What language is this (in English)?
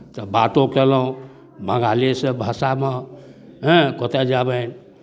Maithili